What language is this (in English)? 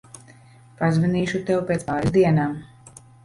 Latvian